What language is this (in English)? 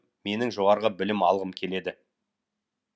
Kazakh